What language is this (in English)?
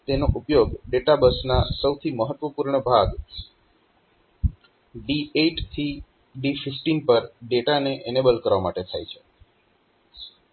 Gujarati